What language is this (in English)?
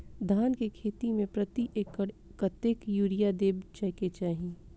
Maithili